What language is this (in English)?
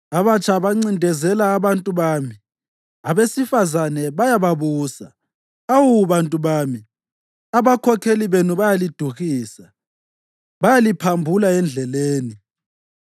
North Ndebele